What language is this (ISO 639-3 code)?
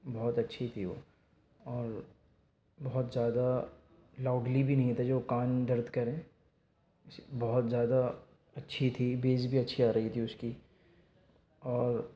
urd